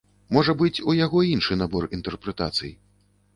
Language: Belarusian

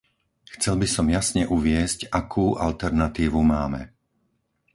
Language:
Slovak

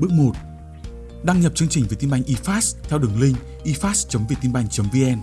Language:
Vietnamese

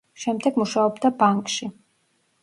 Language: Georgian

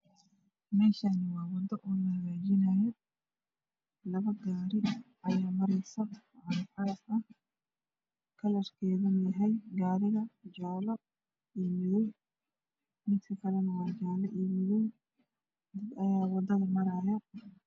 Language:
Somali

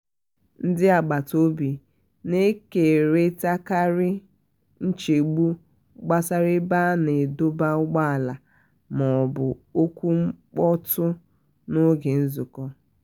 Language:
Igbo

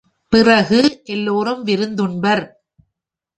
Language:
Tamil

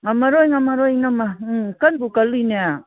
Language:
Manipuri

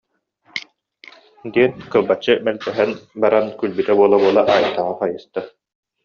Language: Yakut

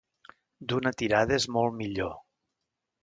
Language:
Catalan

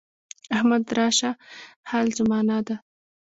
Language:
Pashto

